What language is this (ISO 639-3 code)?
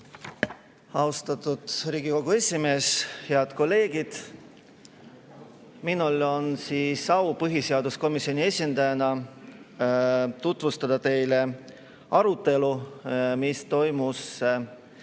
est